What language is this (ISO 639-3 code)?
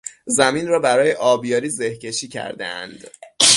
fas